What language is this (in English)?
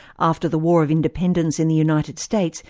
English